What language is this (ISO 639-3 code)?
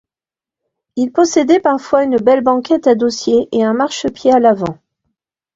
fra